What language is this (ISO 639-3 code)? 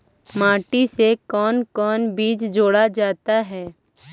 mag